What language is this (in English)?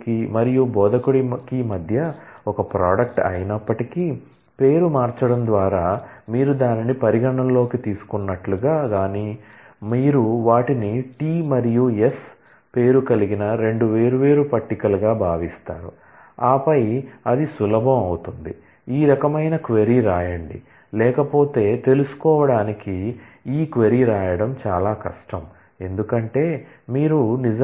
Telugu